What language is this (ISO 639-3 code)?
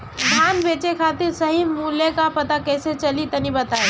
bho